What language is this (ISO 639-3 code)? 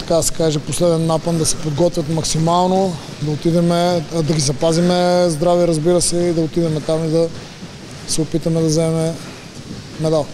bul